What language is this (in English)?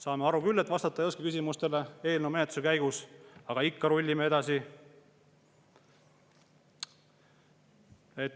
Estonian